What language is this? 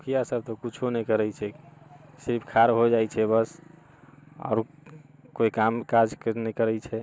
Maithili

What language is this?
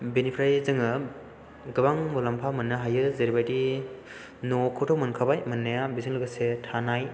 Bodo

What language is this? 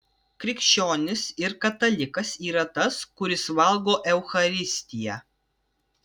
Lithuanian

